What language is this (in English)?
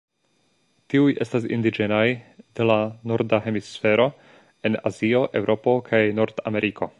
Esperanto